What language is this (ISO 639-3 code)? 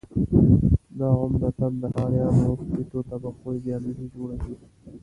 pus